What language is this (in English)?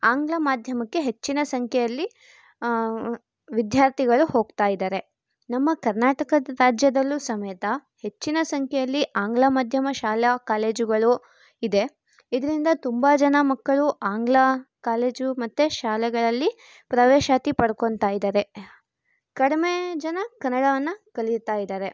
Kannada